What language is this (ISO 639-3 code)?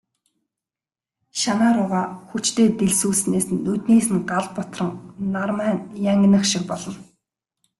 mon